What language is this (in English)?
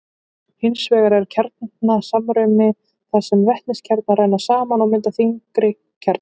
Icelandic